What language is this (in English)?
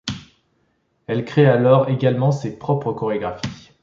French